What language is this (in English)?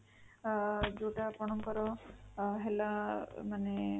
Odia